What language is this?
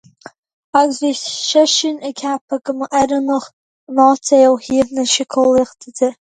Irish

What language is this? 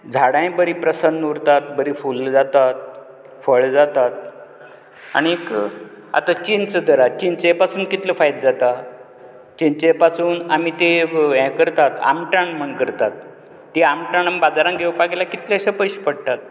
Konkani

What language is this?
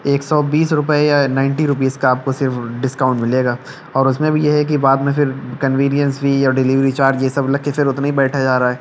Urdu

